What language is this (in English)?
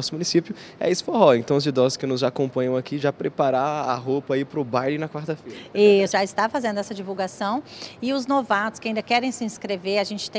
Portuguese